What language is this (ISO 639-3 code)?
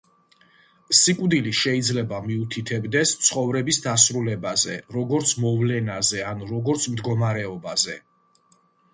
kat